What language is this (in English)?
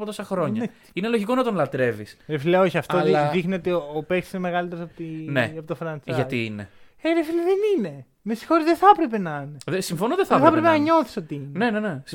Greek